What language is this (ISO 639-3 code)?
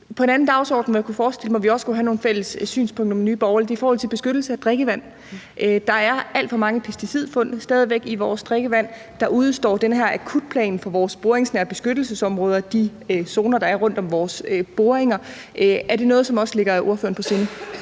dan